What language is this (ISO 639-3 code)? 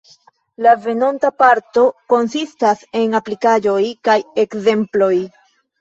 epo